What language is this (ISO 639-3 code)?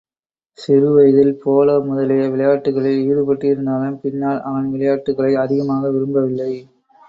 tam